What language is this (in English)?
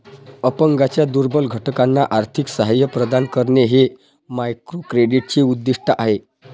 Marathi